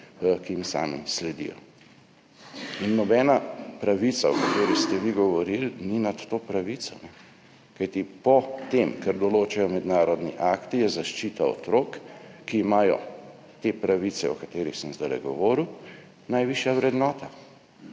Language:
Slovenian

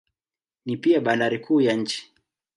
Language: Swahili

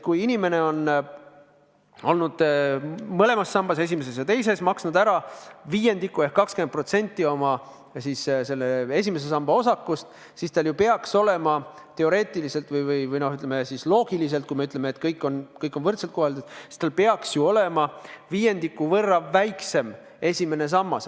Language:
Estonian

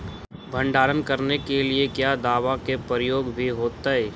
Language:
Magahi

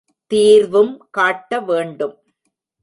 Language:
Tamil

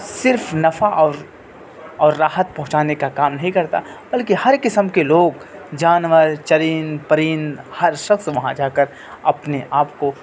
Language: Urdu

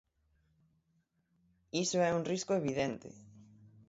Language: Galician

